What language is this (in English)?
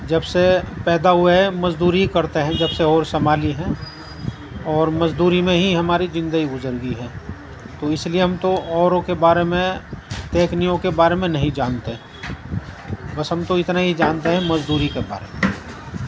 Urdu